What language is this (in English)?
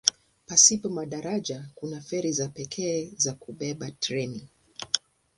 Swahili